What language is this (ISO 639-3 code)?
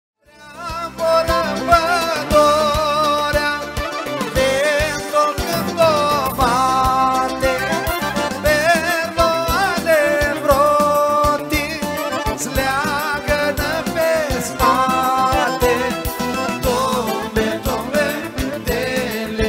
ron